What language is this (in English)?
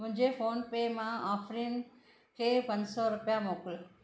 Sindhi